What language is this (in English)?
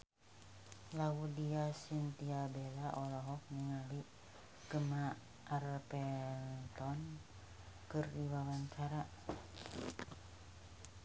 Sundanese